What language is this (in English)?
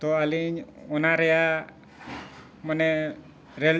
Santali